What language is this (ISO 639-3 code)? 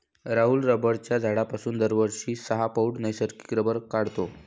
mar